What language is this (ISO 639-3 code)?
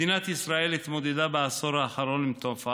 heb